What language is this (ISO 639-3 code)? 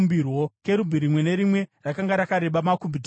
sna